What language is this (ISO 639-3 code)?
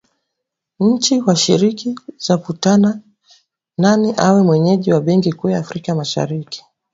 swa